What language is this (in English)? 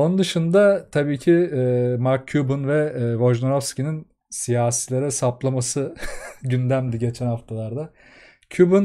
Turkish